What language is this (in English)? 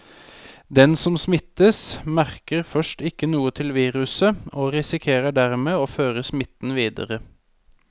Norwegian